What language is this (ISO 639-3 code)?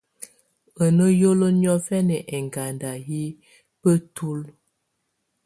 tvu